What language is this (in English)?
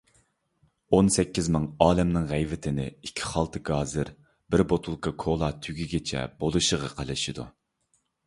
Uyghur